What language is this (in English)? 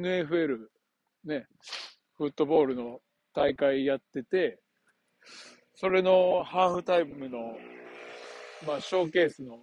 Japanese